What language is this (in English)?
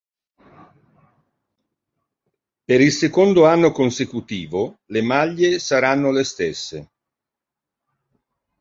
Italian